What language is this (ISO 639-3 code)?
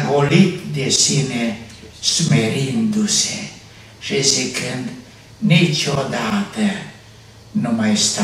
ron